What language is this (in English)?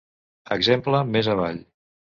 Catalan